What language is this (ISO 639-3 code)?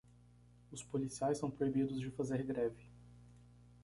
por